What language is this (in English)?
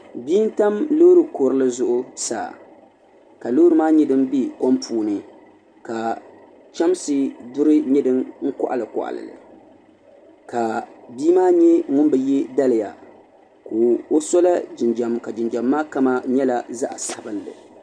Dagbani